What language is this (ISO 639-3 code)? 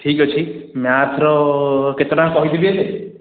ori